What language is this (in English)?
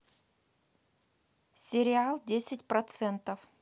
Russian